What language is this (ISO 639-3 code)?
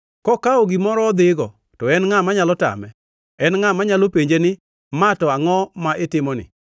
luo